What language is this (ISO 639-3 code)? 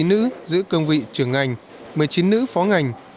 vie